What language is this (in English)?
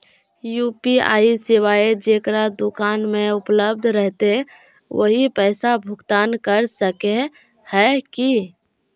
Magahi